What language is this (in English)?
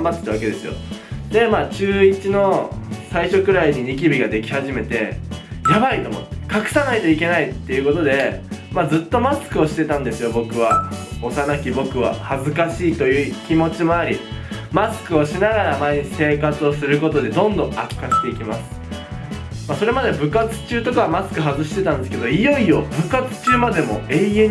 Japanese